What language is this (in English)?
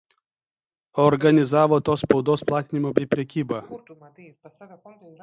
Lithuanian